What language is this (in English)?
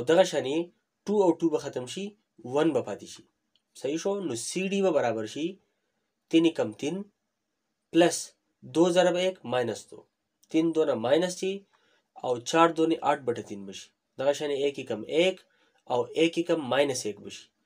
Hindi